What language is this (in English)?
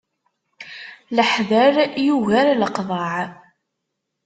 Kabyle